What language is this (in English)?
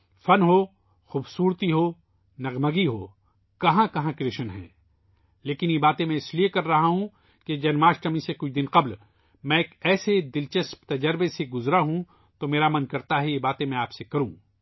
Urdu